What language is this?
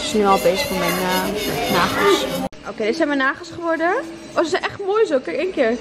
Dutch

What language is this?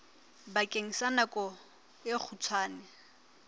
Southern Sotho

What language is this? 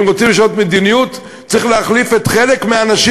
Hebrew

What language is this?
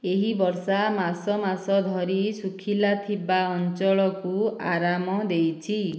Odia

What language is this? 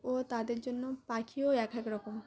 Bangla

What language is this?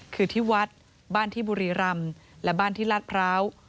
Thai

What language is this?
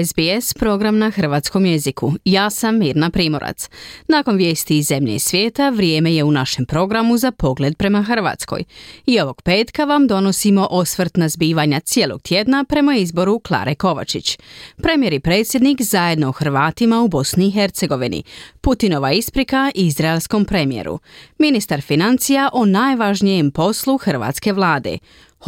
Croatian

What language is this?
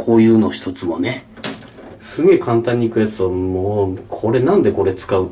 Japanese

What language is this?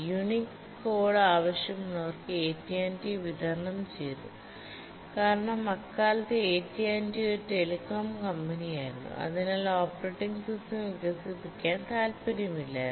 Malayalam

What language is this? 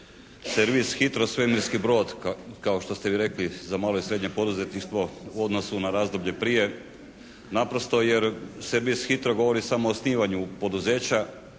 Croatian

